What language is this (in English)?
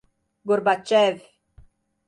Portuguese